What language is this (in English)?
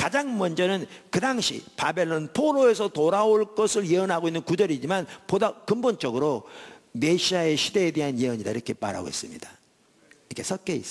Korean